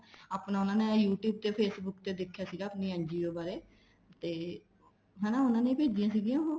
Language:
Punjabi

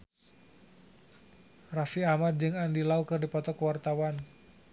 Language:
Sundanese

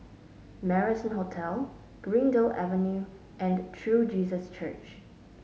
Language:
English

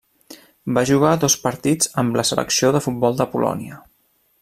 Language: Catalan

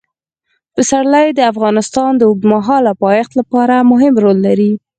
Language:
Pashto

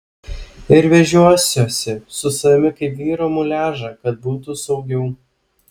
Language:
Lithuanian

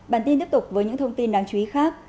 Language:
Vietnamese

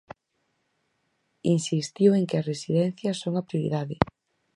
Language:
Galician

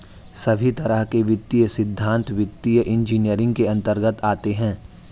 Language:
Hindi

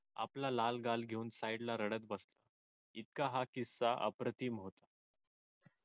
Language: Marathi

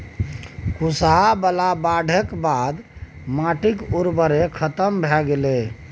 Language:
Maithili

